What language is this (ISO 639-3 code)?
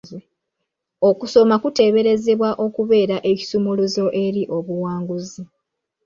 lug